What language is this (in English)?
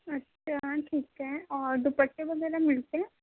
Urdu